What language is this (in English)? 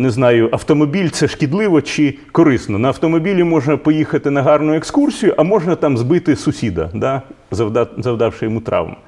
Ukrainian